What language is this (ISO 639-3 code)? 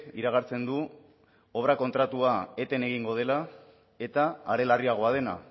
eus